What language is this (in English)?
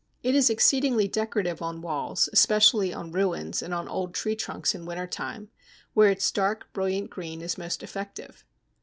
English